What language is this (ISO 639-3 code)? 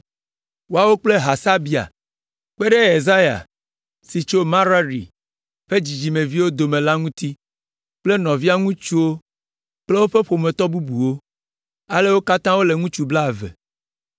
ewe